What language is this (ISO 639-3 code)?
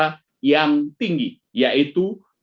ind